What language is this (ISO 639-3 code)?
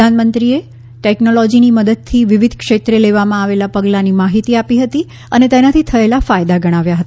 guj